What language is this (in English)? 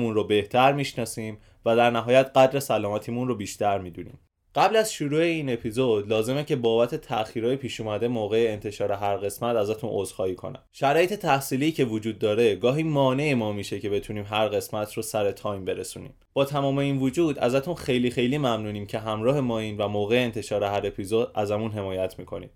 Persian